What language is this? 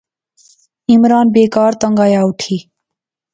Pahari-Potwari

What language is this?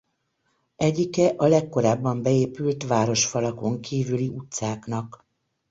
Hungarian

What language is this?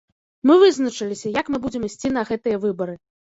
Belarusian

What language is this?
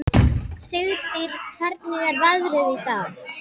Icelandic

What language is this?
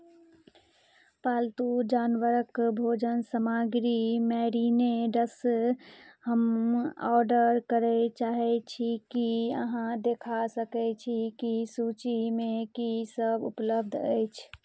Maithili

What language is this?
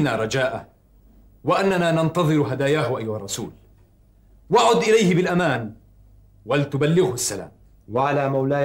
Arabic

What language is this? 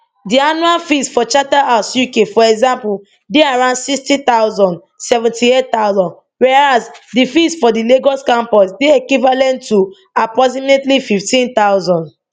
Nigerian Pidgin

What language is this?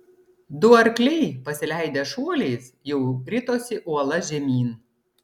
Lithuanian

